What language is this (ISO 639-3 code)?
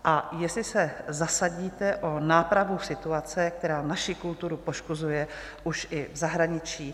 ces